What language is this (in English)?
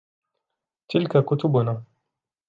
Arabic